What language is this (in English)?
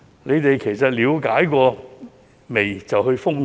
Cantonese